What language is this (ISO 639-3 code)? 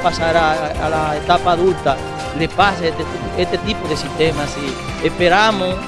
spa